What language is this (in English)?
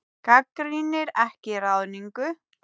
Icelandic